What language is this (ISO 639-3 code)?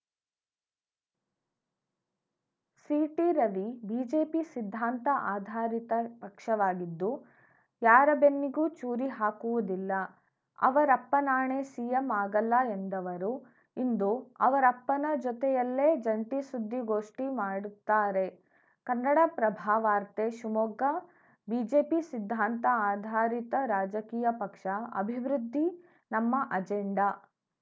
kan